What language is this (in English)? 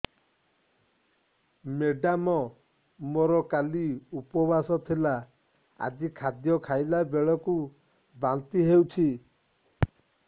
Odia